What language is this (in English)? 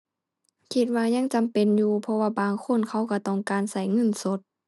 Thai